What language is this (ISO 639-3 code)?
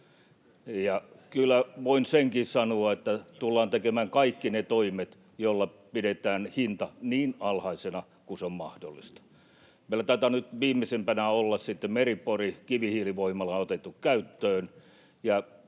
fin